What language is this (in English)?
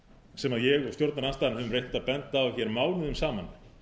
Icelandic